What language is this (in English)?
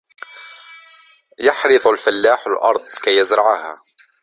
Arabic